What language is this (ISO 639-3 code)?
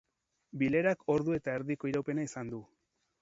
eus